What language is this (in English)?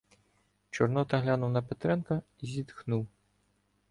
Ukrainian